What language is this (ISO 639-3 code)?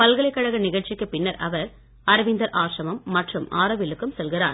tam